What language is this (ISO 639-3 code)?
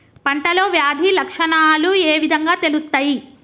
tel